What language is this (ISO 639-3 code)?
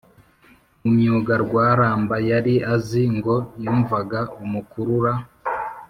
kin